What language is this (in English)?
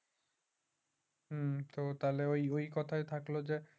Bangla